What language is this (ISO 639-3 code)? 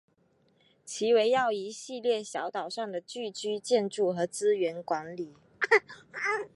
zho